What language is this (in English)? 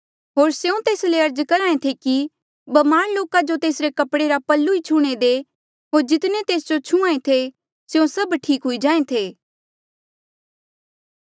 Mandeali